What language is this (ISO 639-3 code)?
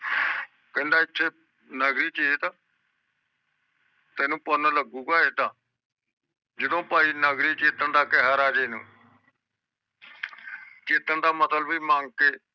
pan